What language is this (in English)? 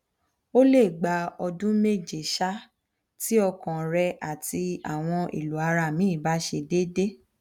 Yoruba